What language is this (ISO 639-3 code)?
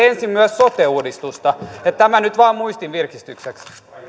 fin